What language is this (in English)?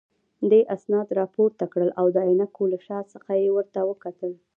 Pashto